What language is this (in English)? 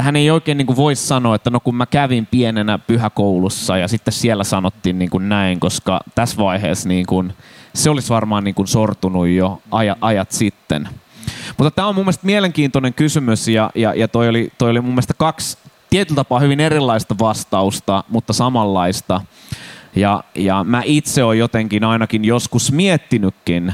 Finnish